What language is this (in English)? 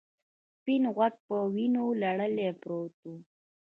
Pashto